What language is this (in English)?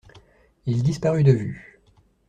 French